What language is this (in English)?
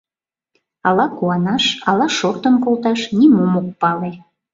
Mari